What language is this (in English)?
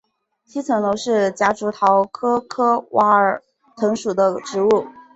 Chinese